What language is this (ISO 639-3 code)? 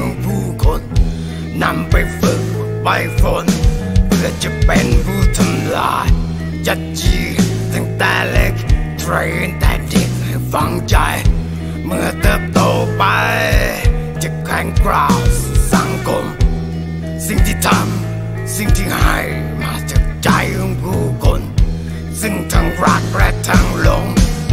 tha